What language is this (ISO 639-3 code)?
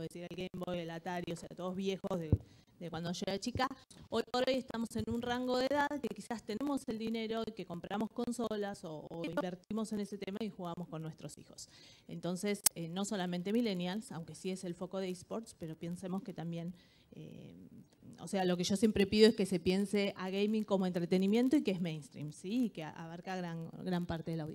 spa